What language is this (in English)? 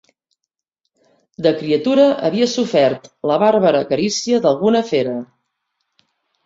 Catalan